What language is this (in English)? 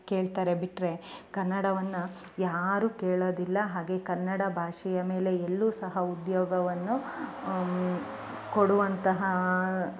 Kannada